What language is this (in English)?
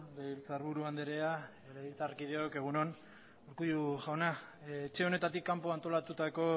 Basque